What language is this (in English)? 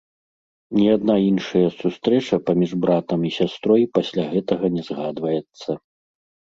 Belarusian